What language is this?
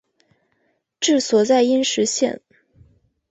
Chinese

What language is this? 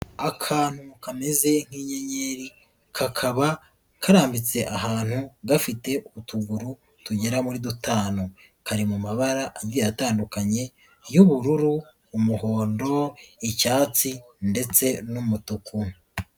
Kinyarwanda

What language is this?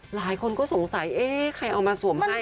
Thai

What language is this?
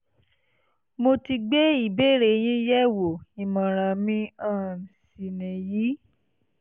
Yoruba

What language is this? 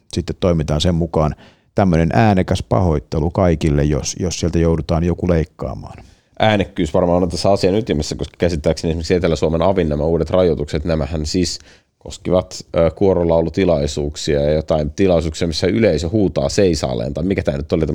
Finnish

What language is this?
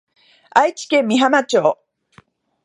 Japanese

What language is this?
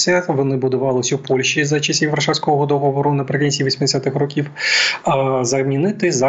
Ukrainian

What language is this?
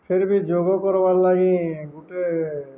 Odia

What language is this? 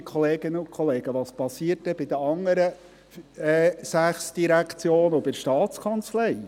Swiss German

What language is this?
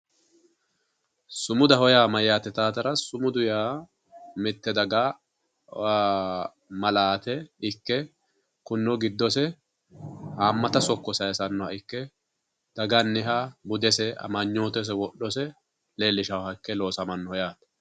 Sidamo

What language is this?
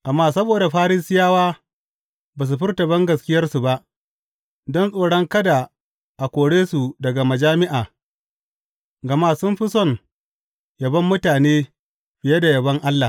Hausa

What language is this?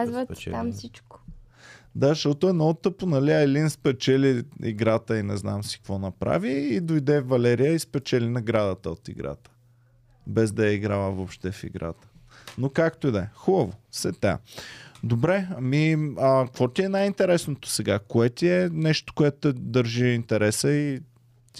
Bulgarian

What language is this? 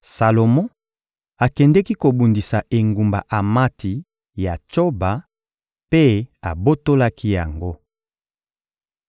Lingala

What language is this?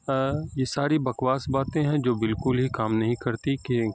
Urdu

